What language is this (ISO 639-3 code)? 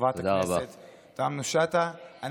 heb